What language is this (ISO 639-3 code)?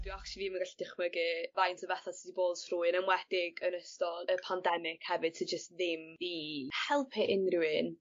cym